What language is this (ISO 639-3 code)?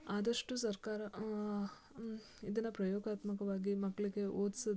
kan